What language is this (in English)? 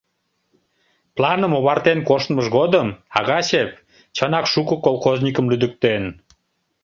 Mari